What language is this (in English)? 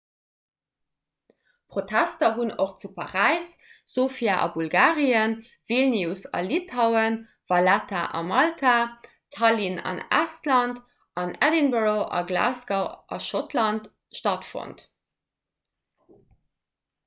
Luxembourgish